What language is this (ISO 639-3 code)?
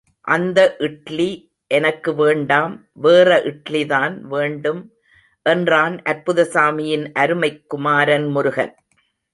tam